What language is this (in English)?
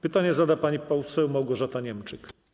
Polish